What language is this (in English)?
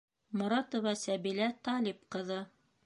Bashkir